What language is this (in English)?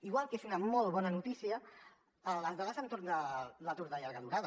Catalan